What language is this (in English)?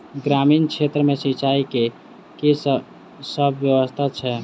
Maithili